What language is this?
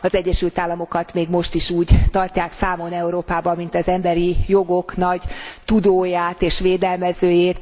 Hungarian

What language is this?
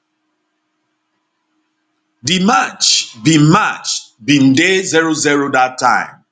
Nigerian Pidgin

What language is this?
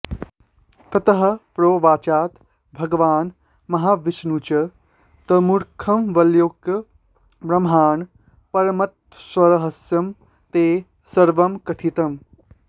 Sanskrit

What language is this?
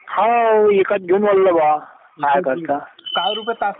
Marathi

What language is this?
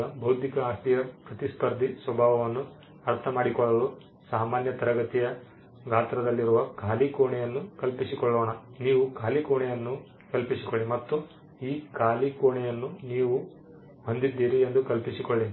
Kannada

